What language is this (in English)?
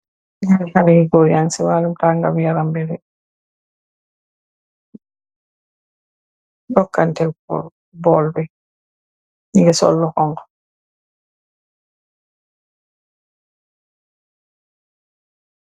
Wolof